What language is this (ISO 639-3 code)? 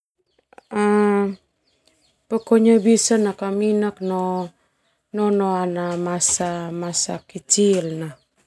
twu